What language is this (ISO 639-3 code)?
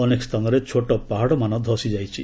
ori